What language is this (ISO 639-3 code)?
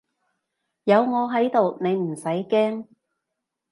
yue